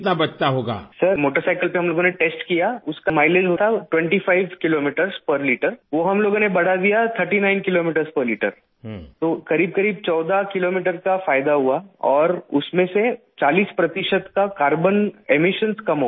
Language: Urdu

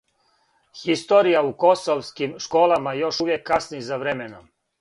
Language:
Serbian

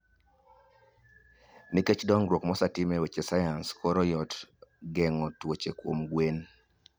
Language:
Luo (Kenya and Tanzania)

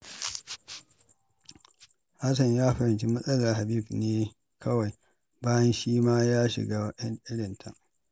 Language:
Hausa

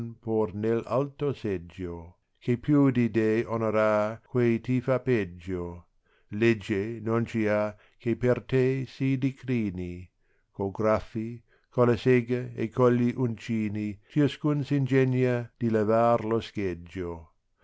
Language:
Italian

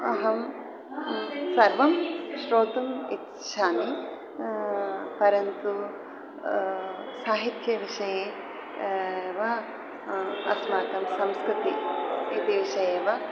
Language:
Sanskrit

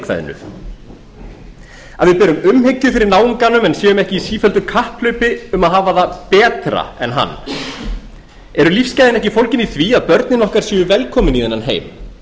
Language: Icelandic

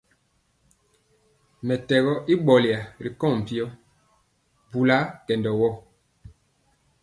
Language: Mpiemo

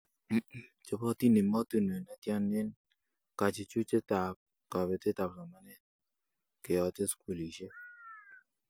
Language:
Kalenjin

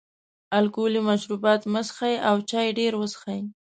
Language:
Pashto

